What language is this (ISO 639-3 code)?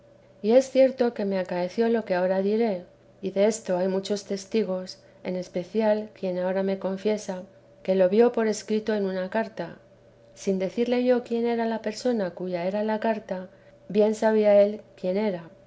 spa